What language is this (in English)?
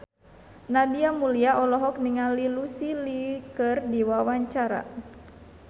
Sundanese